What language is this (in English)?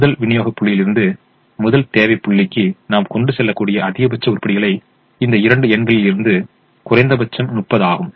Tamil